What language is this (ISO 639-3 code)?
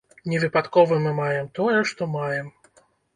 bel